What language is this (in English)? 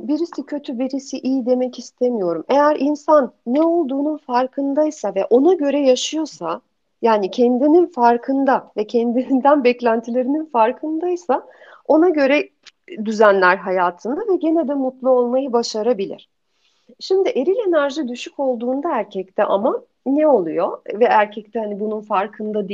Turkish